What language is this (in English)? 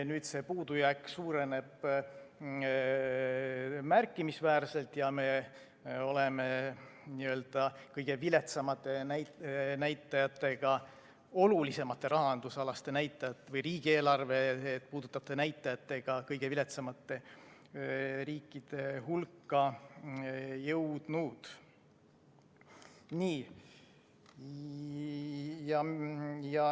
Estonian